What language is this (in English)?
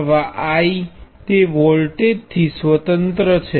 Gujarati